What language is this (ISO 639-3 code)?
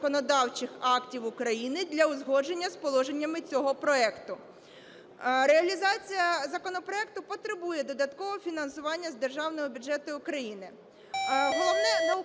ukr